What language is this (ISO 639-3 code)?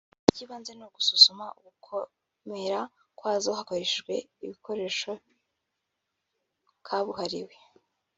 kin